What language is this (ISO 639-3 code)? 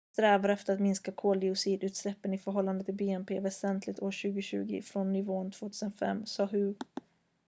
swe